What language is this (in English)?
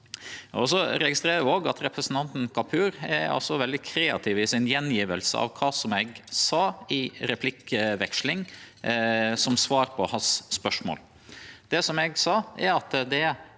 Norwegian